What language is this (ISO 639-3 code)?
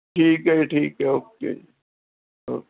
pan